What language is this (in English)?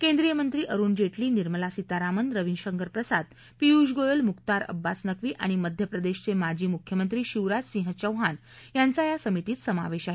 Marathi